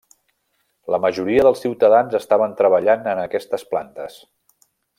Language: Catalan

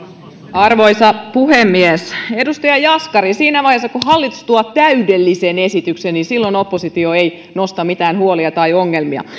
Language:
Finnish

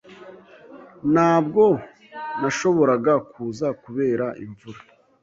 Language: Kinyarwanda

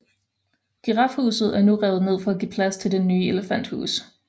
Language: Danish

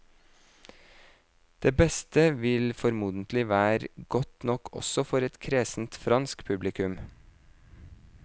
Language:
Norwegian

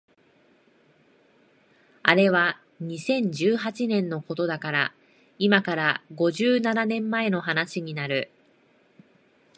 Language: Japanese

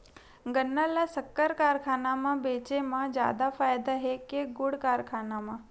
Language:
Chhattisgarhi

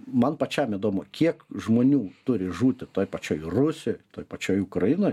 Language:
Lithuanian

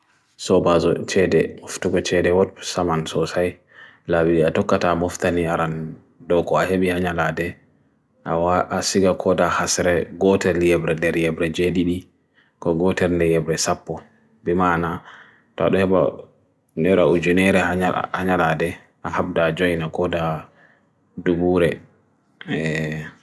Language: Bagirmi Fulfulde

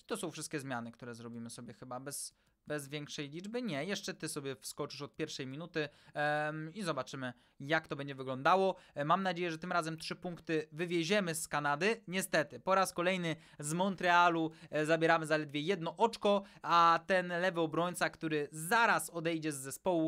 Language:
Polish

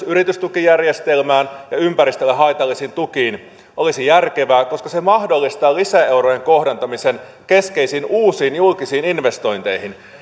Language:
Finnish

